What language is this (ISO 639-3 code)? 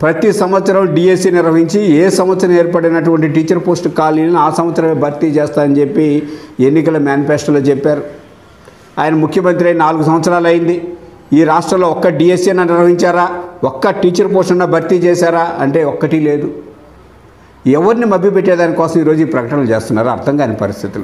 hin